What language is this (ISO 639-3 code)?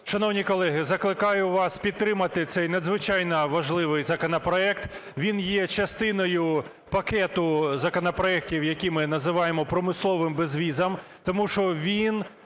ukr